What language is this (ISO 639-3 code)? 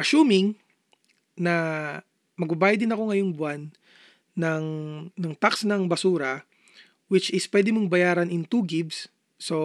fil